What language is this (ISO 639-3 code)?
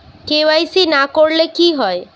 ben